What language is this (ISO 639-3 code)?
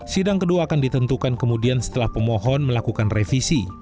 ind